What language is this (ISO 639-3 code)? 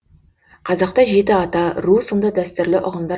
kaz